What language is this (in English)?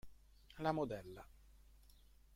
Italian